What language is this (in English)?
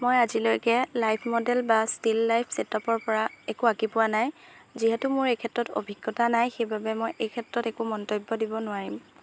Assamese